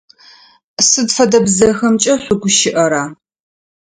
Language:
Adyghe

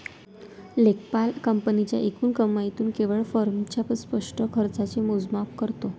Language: Marathi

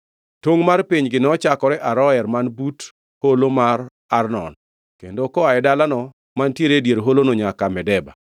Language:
Luo (Kenya and Tanzania)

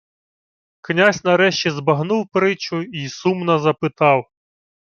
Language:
Ukrainian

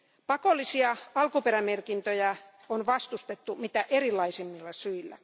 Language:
Finnish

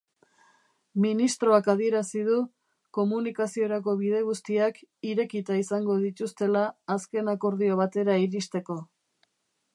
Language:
Basque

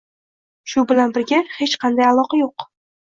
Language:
Uzbek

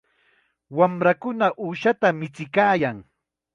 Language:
Chiquián Ancash Quechua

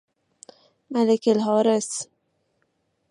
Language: Persian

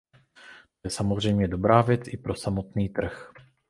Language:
Czech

